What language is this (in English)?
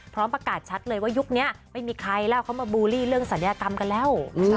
Thai